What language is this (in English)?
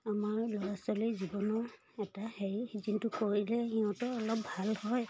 Assamese